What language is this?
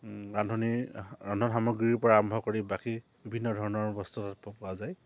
Assamese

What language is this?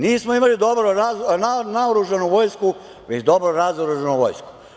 Serbian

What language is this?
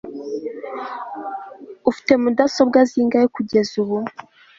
Kinyarwanda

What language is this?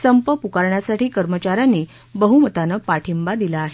Marathi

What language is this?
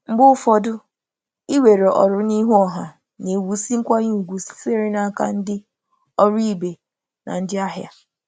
Igbo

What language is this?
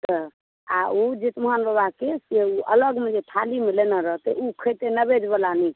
Maithili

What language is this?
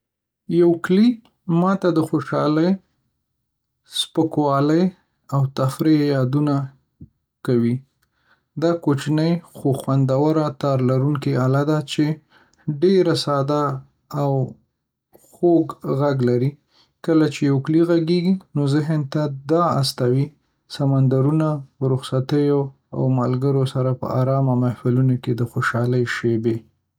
Pashto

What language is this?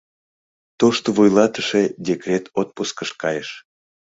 Mari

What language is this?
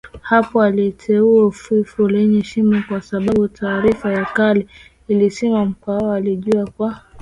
Swahili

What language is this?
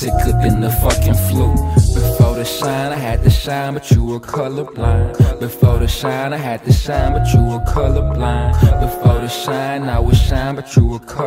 English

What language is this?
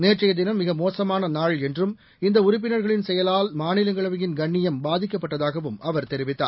Tamil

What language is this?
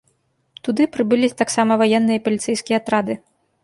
Belarusian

